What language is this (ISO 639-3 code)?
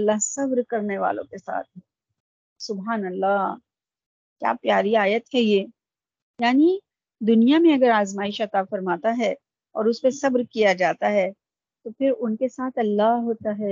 urd